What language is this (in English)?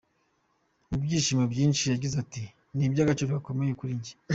Kinyarwanda